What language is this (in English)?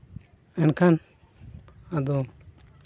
Santali